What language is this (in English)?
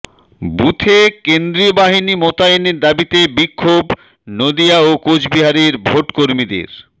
Bangla